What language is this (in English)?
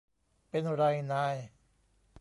Thai